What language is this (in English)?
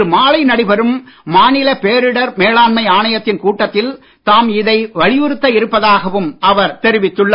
Tamil